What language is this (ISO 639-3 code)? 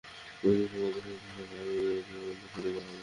ben